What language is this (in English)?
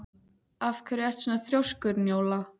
Icelandic